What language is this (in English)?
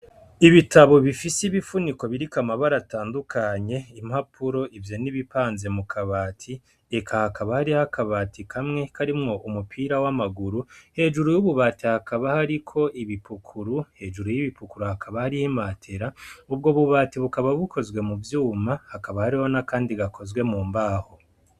Rundi